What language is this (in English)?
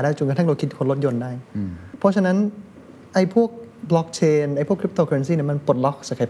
Thai